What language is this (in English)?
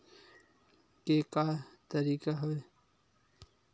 Chhattisgarhi